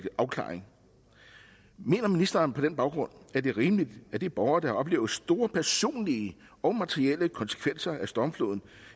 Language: Danish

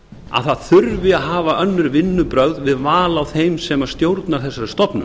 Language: Icelandic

